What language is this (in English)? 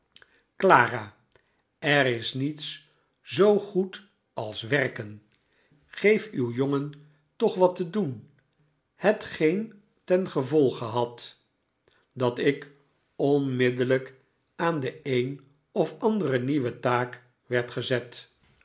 Dutch